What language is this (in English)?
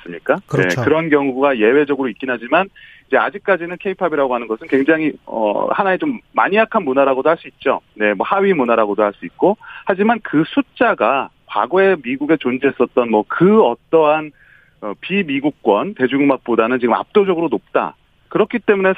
Korean